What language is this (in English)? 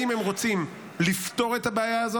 Hebrew